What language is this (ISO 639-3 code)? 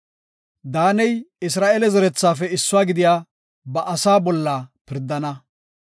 gof